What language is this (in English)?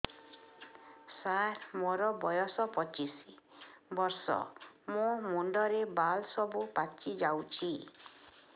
Odia